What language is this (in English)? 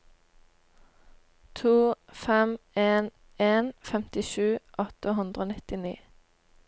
Norwegian